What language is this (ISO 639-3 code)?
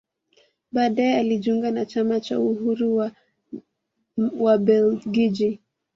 swa